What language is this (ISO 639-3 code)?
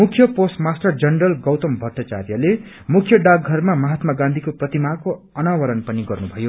nep